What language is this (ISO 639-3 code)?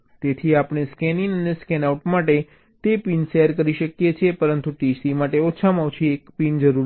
guj